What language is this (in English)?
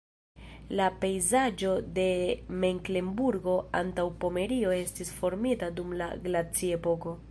Esperanto